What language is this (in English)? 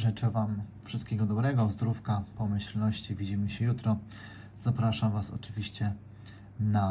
Polish